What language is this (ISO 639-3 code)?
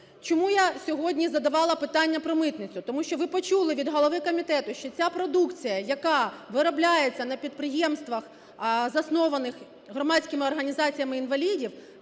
ukr